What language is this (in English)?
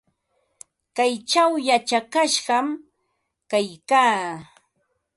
Ambo-Pasco Quechua